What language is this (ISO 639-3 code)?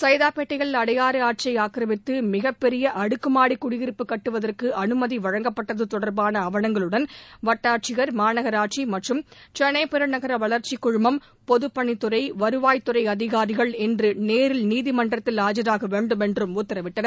tam